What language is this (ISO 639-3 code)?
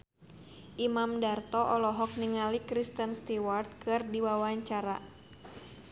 sun